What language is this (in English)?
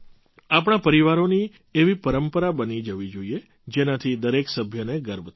Gujarati